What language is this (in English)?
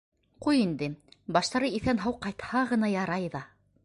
Bashkir